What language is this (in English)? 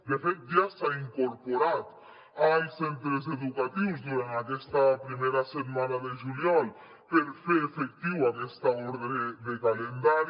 Catalan